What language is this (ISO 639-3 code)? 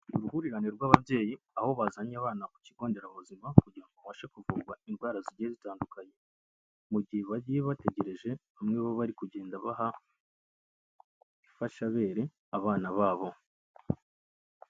kin